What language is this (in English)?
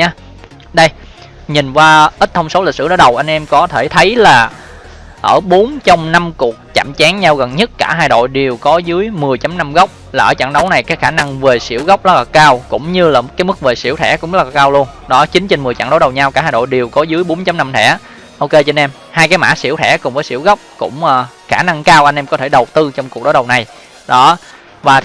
Vietnamese